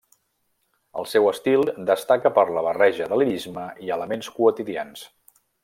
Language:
Catalan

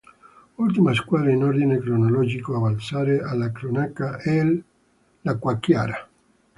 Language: Italian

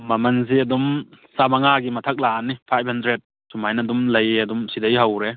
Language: Manipuri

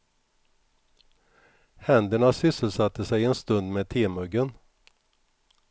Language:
Swedish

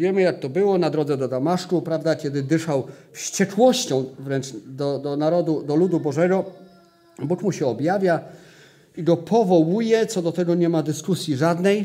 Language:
Polish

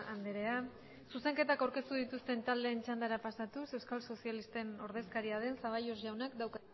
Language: Basque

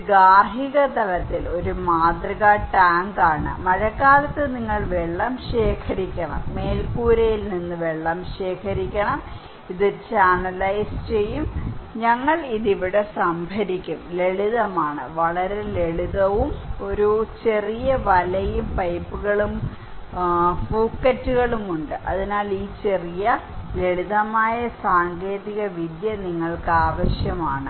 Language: Malayalam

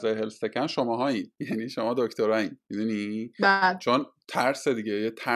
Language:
Persian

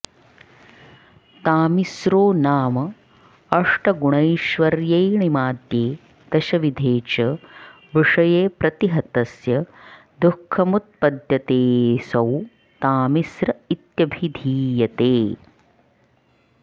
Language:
Sanskrit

